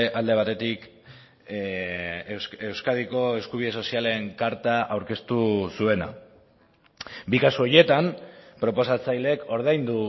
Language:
Basque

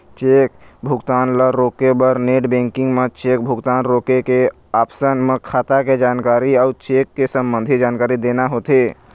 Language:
Chhattisgarhi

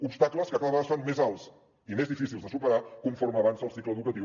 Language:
Catalan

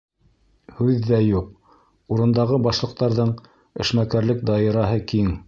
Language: Bashkir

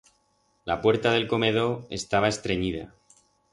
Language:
Aragonese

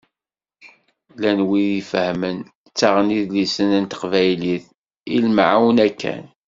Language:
Kabyle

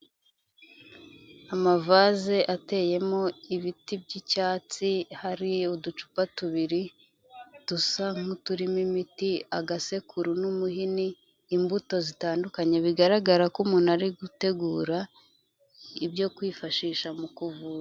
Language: Kinyarwanda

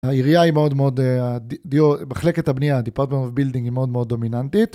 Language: Hebrew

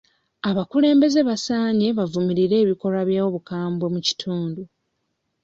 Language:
Ganda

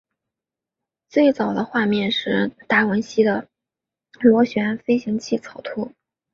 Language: Chinese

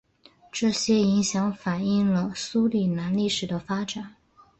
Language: Chinese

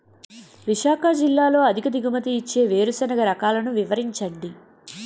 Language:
Telugu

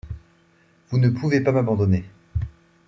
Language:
French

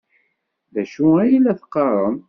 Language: Kabyle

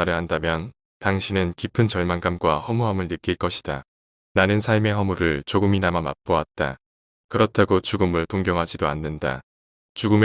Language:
Korean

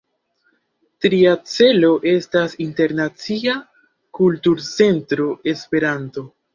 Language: Esperanto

